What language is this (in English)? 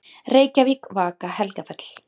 Icelandic